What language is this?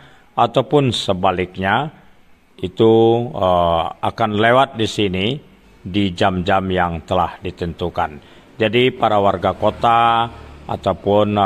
Indonesian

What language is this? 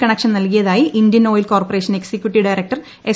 Malayalam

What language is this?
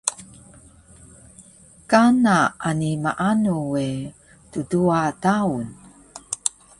Taroko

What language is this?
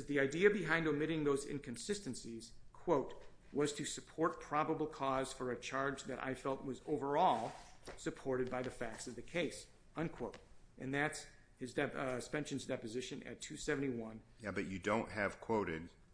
English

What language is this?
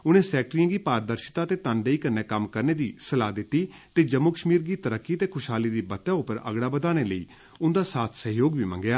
Dogri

